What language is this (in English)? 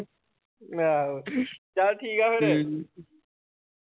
Punjabi